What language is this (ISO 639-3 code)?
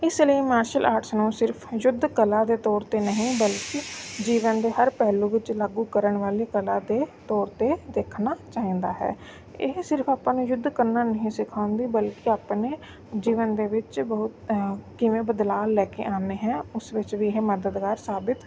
pan